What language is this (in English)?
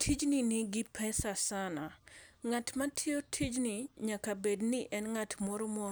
Luo (Kenya and Tanzania)